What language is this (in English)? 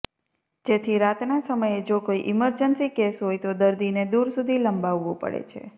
Gujarati